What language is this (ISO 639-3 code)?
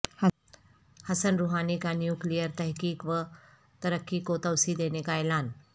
urd